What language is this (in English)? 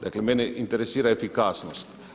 Croatian